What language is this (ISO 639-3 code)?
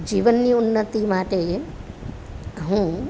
guj